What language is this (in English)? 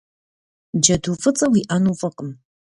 Kabardian